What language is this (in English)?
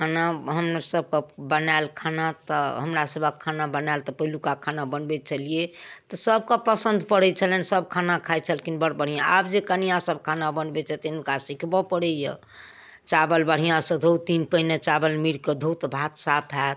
Maithili